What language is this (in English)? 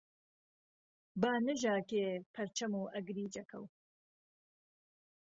Central Kurdish